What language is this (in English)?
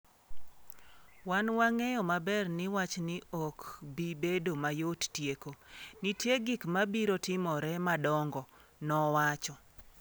Luo (Kenya and Tanzania)